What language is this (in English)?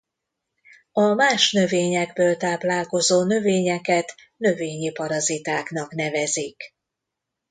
Hungarian